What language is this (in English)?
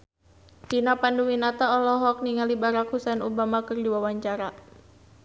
Sundanese